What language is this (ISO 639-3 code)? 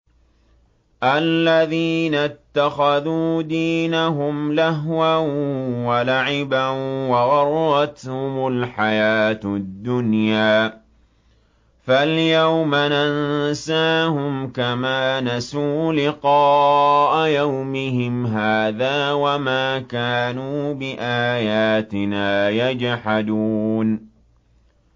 ara